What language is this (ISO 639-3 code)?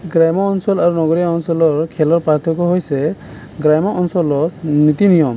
asm